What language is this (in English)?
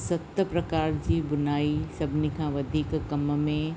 Sindhi